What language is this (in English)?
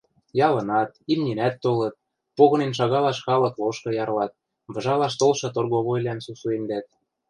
Western Mari